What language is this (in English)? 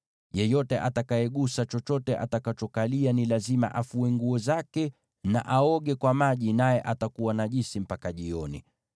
Swahili